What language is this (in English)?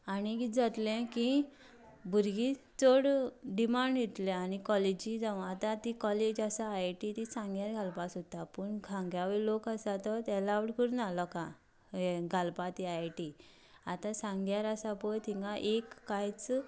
Konkani